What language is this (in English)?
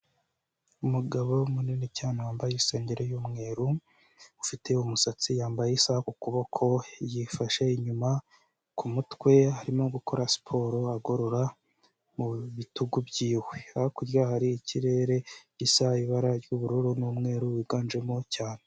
Kinyarwanda